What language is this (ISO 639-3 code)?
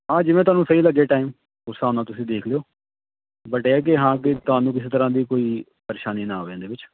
pan